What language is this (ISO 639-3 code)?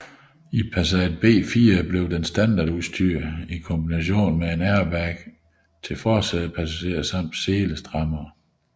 dan